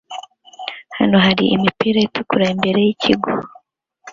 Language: Kinyarwanda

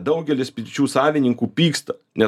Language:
Lithuanian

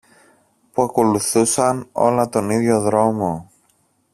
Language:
Greek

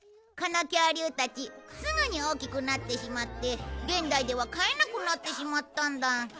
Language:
Japanese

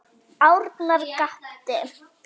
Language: Icelandic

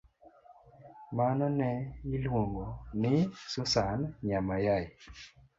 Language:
Luo (Kenya and Tanzania)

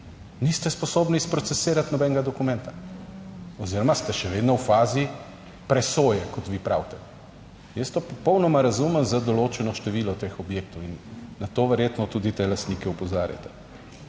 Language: Slovenian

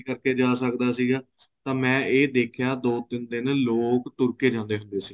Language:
Punjabi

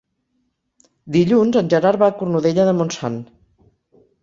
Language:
Catalan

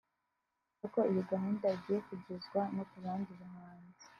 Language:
Kinyarwanda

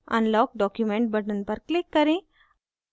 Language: Hindi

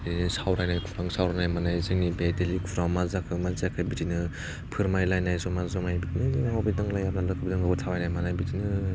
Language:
Bodo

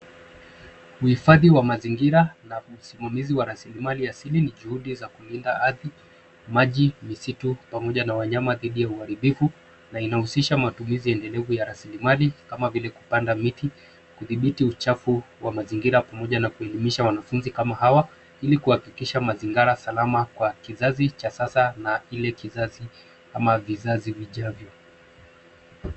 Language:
Swahili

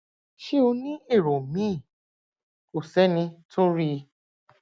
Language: Yoruba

